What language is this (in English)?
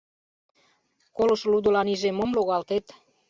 Mari